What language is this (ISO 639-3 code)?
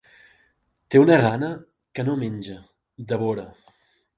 cat